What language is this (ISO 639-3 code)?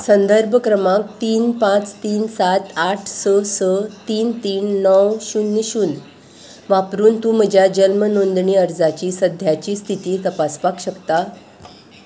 kok